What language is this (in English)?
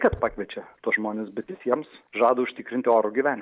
Lithuanian